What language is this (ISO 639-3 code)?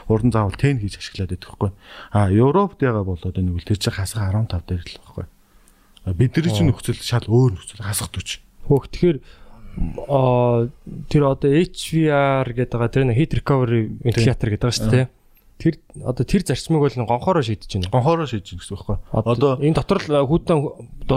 kor